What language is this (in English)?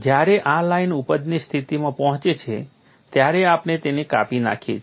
Gujarati